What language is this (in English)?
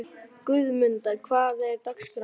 Icelandic